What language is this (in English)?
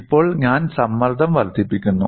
Malayalam